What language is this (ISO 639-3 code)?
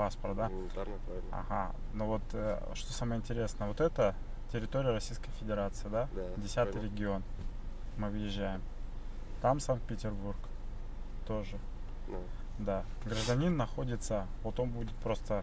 rus